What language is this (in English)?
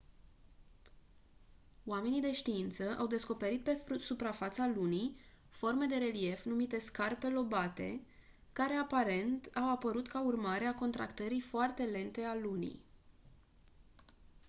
Romanian